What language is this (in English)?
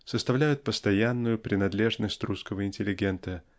Russian